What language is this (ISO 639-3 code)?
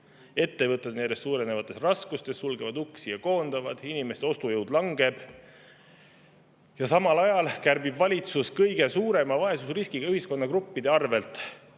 est